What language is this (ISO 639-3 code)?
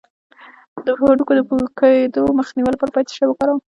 pus